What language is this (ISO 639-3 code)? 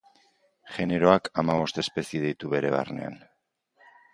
eus